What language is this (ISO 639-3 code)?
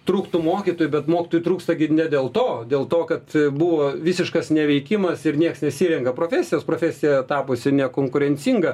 lit